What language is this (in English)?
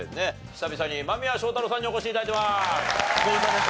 Japanese